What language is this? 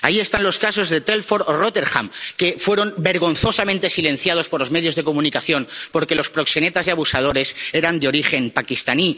Spanish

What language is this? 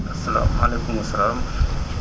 Wolof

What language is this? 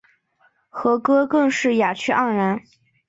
Chinese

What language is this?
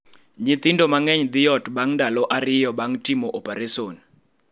Luo (Kenya and Tanzania)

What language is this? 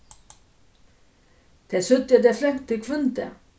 Faroese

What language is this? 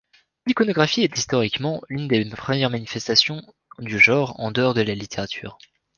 French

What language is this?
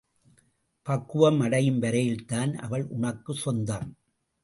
Tamil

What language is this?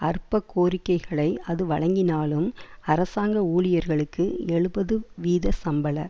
Tamil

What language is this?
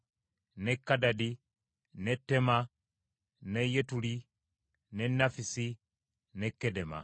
Ganda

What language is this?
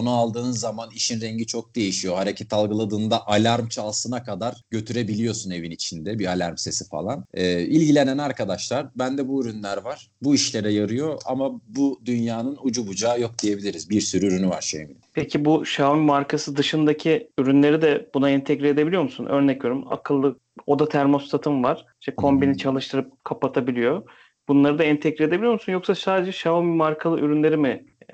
Turkish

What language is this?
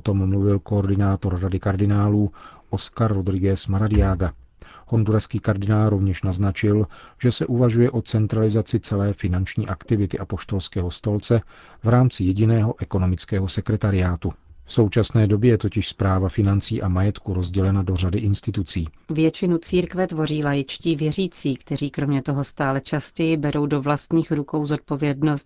Czech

